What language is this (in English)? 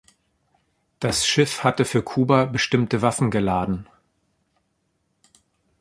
German